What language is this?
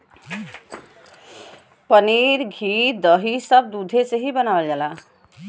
Bhojpuri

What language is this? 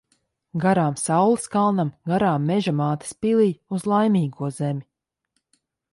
Latvian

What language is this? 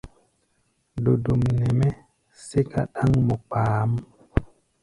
Gbaya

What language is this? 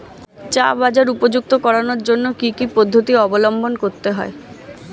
Bangla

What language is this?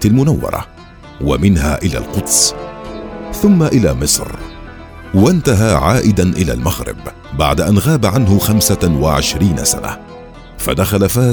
Arabic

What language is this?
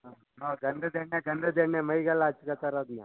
Kannada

